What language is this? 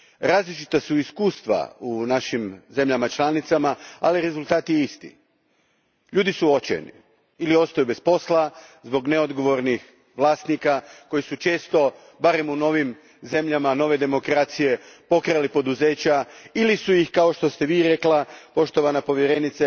Croatian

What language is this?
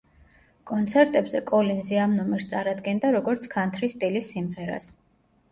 Georgian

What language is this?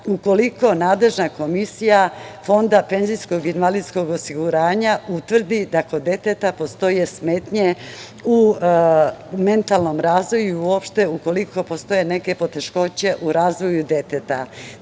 Serbian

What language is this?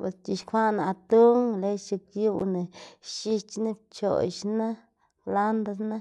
Xanaguía Zapotec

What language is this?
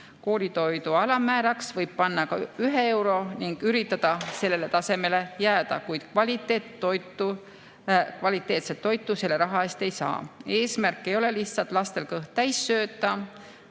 Estonian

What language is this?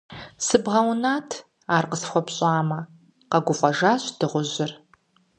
Kabardian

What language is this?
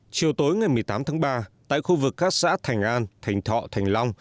Vietnamese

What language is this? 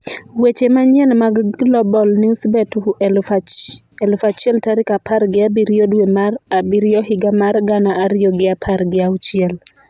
Luo (Kenya and Tanzania)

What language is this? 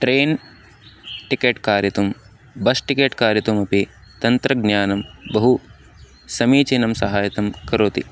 Sanskrit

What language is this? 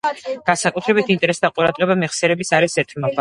Georgian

